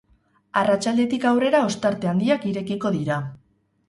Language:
Basque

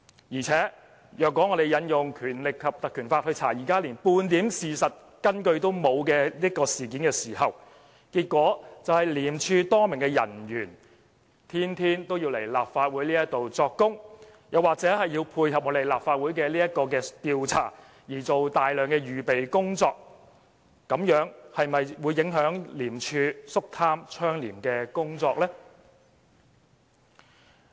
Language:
Cantonese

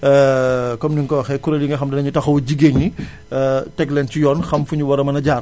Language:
Wolof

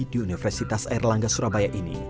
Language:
Indonesian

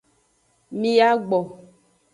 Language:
Aja (Benin)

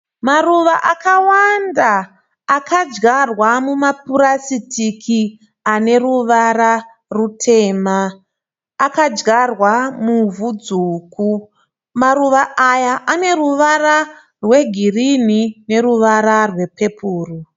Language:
Shona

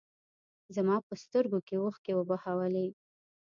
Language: Pashto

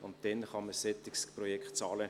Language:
Swiss German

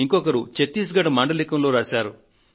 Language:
Telugu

